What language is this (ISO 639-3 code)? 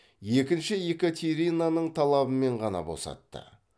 kaz